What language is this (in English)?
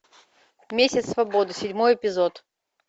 Russian